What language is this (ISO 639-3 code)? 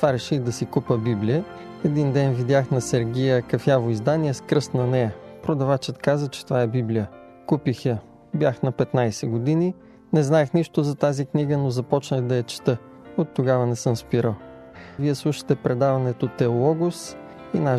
bul